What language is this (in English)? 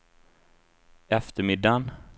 Swedish